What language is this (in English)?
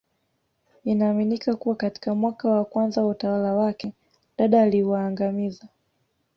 Swahili